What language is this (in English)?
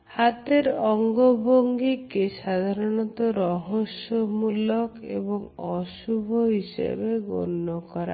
Bangla